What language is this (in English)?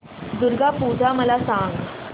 Marathi